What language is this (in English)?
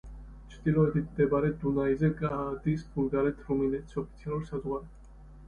Georgian